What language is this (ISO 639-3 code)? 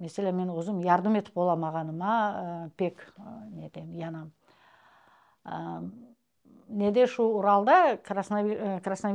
rus